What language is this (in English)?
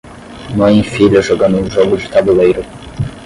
Portuguese